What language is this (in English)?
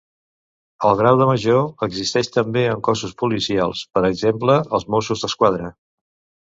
Catalan